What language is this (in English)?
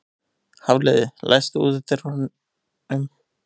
Icelandic